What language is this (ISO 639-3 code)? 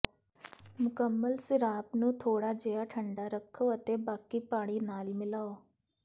pan